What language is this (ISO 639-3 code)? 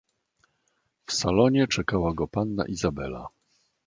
pol